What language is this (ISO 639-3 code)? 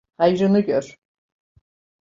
tur